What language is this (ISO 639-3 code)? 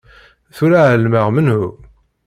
kab